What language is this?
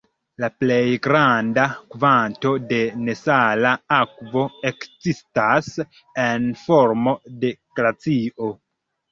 Esperanto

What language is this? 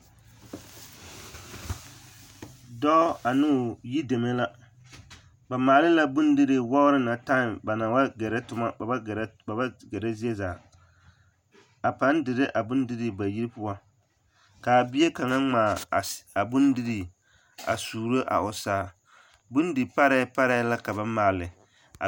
Southern Dagaare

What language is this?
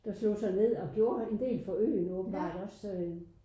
Danish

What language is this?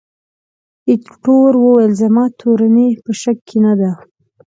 Pashto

